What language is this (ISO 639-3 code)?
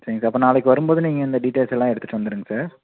tam